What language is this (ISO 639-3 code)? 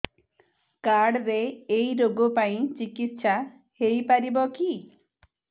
ori